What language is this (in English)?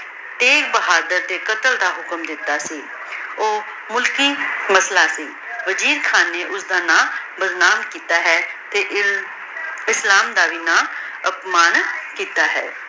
Punjabi